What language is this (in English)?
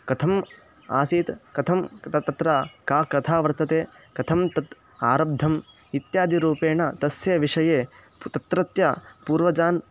Sanskrit